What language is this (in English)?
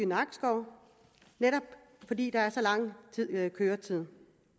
Danish